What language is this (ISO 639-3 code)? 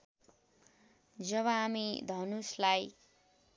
nep